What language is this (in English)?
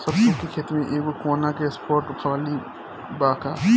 Bhojpuri